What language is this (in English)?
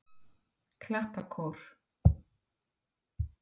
Icelandic